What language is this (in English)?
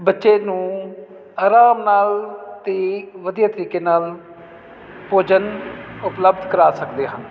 Punjabi